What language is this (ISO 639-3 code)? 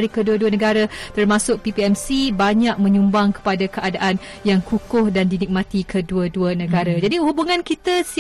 msa